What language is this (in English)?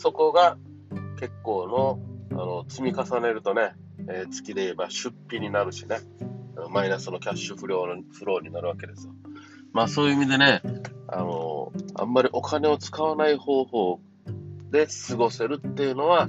Japanese